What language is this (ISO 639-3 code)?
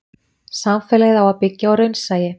isl